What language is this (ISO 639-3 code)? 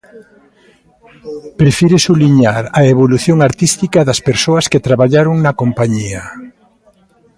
glg